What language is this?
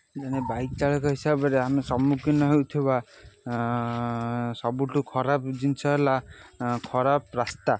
Odia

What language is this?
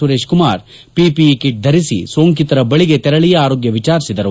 Kannada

